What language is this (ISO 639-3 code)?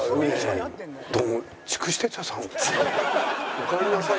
jpn